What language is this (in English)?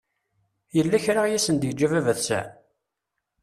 Kabyle